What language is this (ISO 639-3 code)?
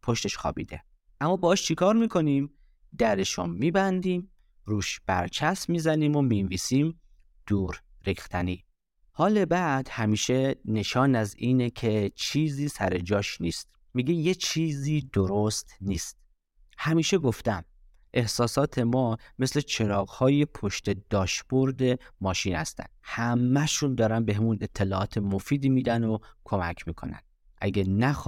fas